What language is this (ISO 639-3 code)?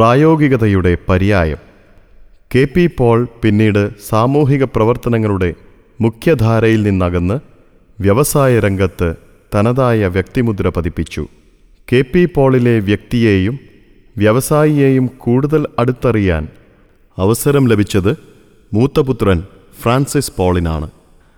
mal